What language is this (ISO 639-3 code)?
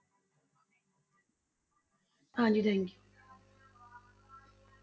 pan